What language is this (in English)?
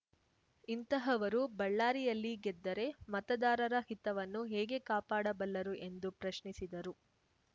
Kannada